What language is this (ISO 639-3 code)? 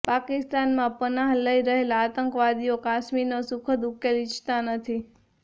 guj